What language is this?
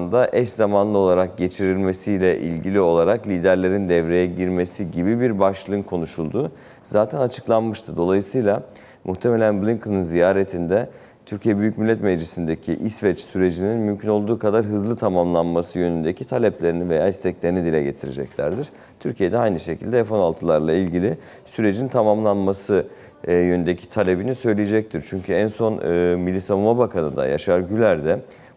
Turkish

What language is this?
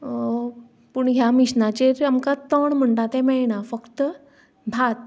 Konkani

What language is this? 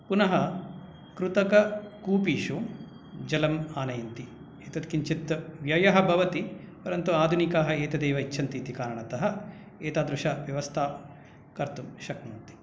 Sanskrit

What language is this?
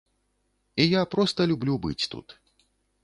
Belarusian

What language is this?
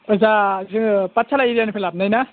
Bodo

